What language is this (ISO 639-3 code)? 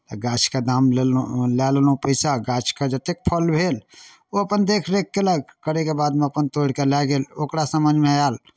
mai